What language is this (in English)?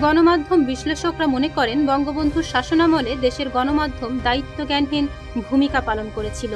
Bangla